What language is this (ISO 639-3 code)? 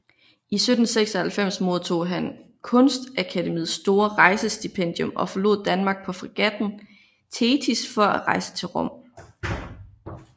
dan